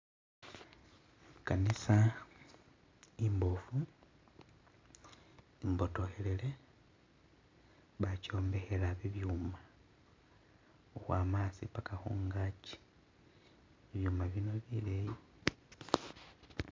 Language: Masaaba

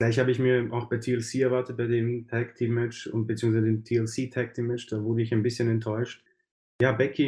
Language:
German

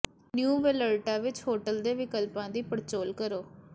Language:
Punjabi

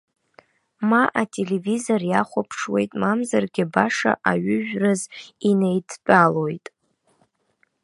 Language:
Abkhazian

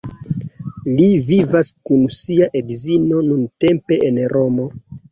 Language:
Esperanto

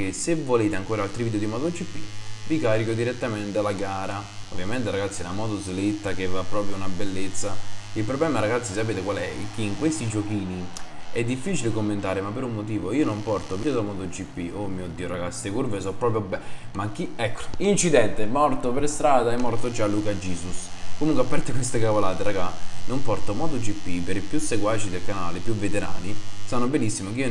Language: Italian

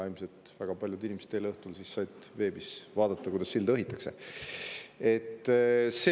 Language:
Estonian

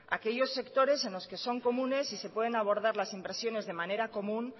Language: Spanish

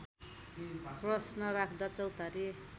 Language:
Nepali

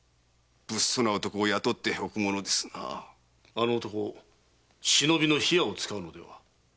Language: Japanese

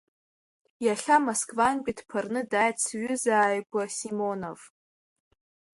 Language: Abkhazian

